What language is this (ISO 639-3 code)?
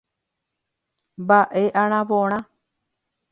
grn